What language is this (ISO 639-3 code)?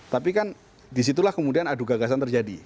ind